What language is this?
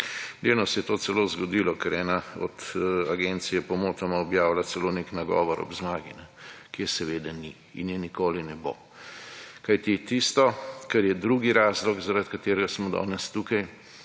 Slovenian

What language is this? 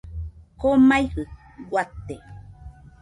Nüpode Huitoto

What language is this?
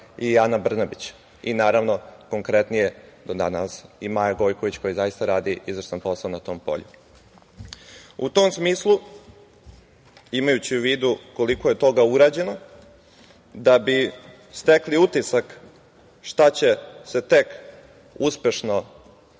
Serbian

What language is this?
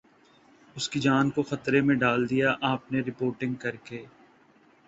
Urdu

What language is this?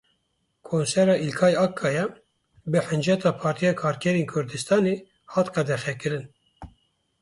Kurdish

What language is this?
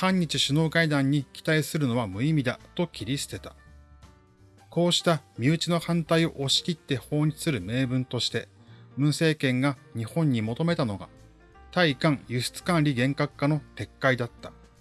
Japanese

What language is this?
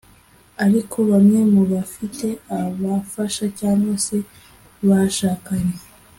Kinyarwanda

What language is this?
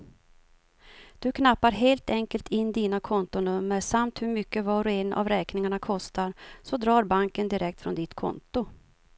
Swedish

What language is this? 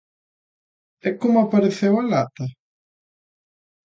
Galician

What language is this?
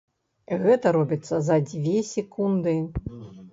Belarusian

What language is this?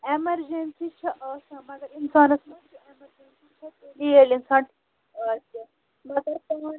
Kashmiri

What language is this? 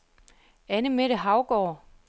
Danish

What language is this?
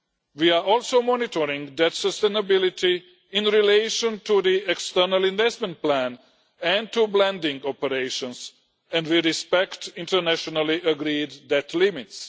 English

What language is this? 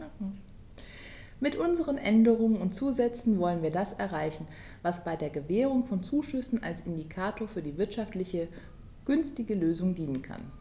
German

